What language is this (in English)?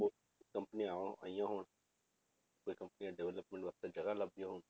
Punjabi